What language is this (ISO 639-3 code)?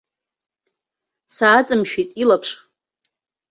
abk